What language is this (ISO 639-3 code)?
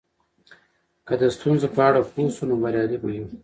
pus